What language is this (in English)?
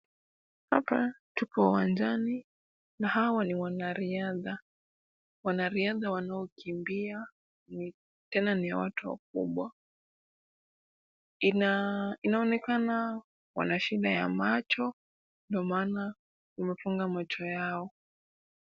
Swahili